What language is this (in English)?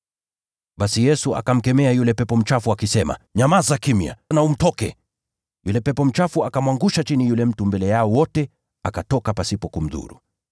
Swahili